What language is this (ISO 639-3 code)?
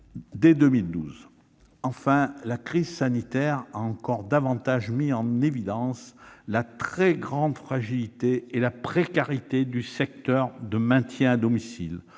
fra